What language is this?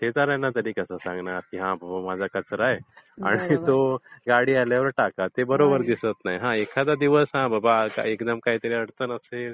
Marathi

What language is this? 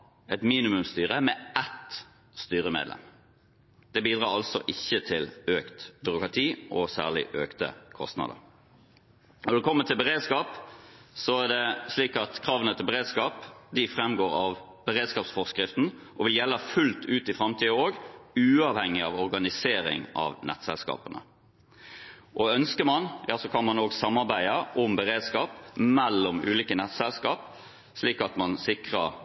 Norwegian Bokmål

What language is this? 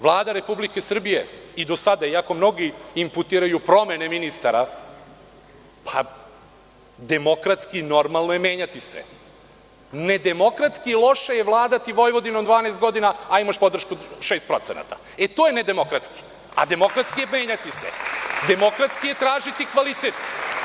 Serbian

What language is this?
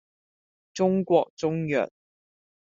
Cantonese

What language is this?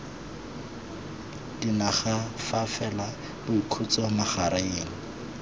Tswana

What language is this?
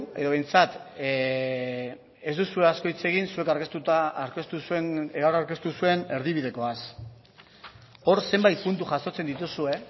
Basque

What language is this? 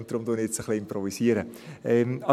Swiss German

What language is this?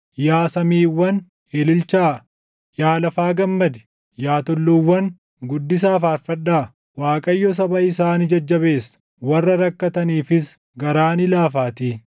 Oromo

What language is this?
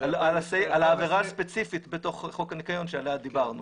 Hebrew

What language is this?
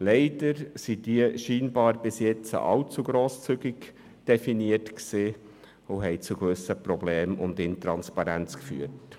Swiss German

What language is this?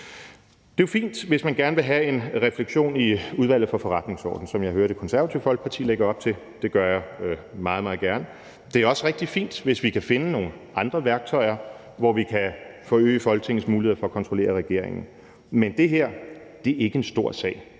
Danish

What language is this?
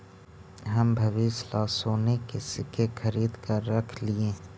Magahi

